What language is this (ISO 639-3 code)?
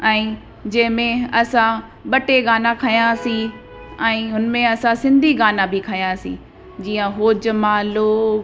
snd